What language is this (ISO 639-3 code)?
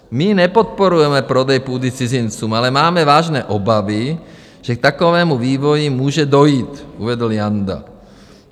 ces